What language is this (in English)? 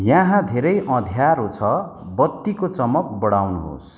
Nepali